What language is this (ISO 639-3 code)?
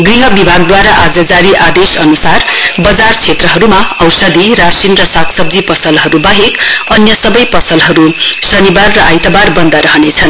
nep